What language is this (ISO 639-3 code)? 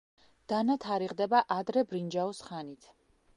kat